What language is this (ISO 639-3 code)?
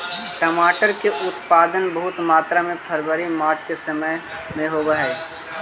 mag